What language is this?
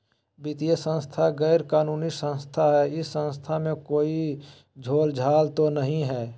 Magahi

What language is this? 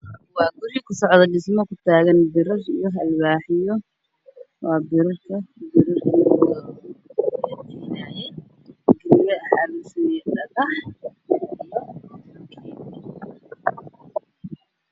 Somali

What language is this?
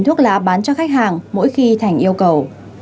Vietnamese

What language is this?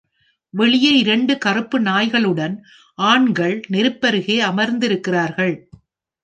Tamil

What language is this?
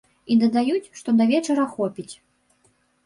Belarusian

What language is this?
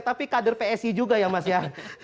Indonesian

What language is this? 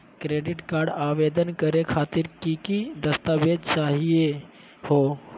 Magahi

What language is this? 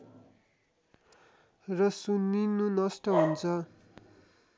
Nepali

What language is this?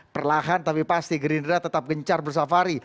Indonesian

